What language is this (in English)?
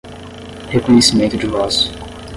Portuguese